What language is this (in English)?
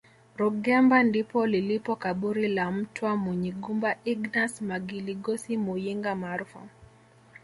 Swahili